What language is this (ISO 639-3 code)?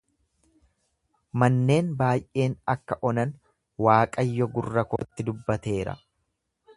orm